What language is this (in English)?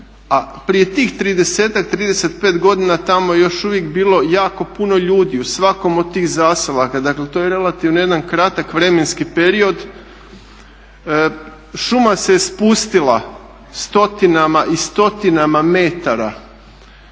Croatian